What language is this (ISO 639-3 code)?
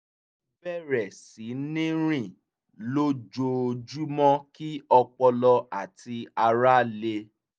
yor